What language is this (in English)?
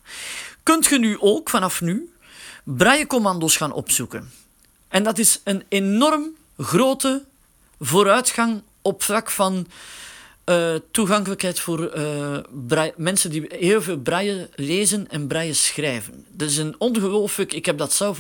Dutch